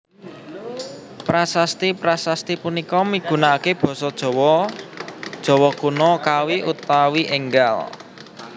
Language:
Javanese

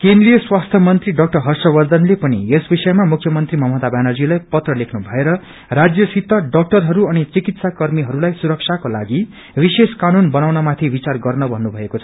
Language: Nepali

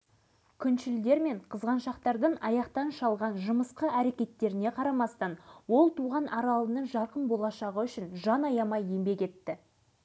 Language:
Kazakh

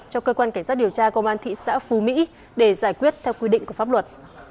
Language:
Vietnamese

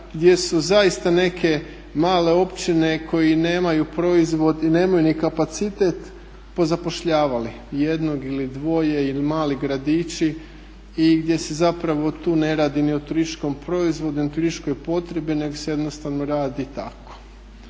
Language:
Croatian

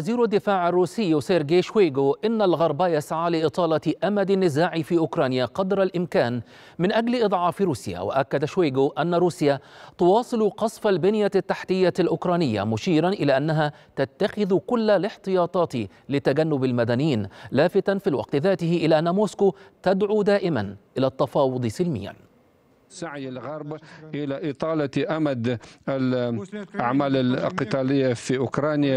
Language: Arabic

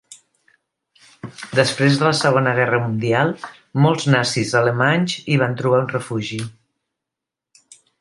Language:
Catalan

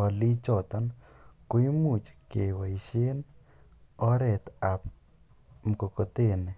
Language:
Kalenjin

